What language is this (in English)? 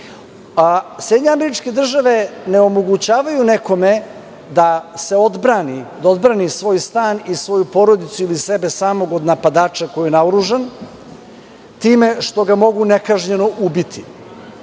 Serbian